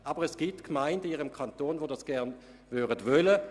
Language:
Swiss German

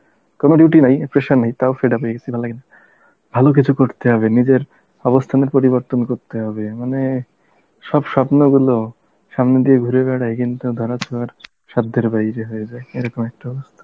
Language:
Bangla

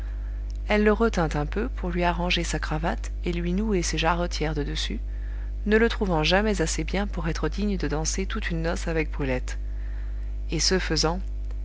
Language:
French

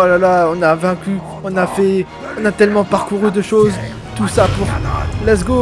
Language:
French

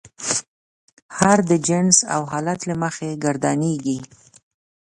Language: Pashto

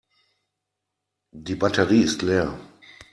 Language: German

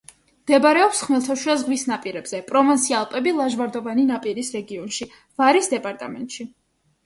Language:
Georgian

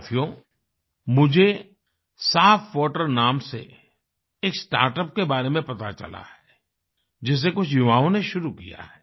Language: Hindi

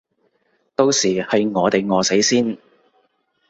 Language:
Cantonese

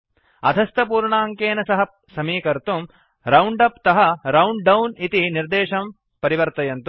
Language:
Sanskrit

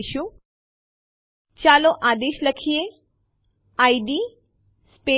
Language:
Gujarati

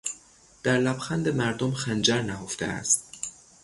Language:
Persian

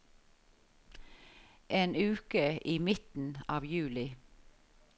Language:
Norwegian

